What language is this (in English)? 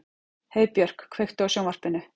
Icelandic